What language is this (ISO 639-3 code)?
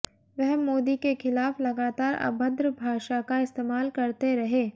hin